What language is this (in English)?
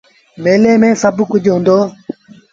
Sindhi Bhil